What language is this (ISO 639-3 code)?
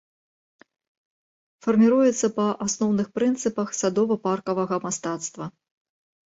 bel